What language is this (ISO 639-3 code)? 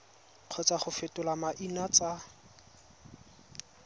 tsn